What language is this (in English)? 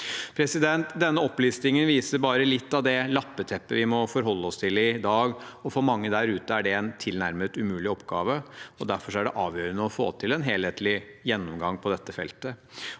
Norwegian